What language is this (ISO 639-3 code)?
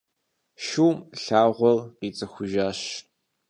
kbd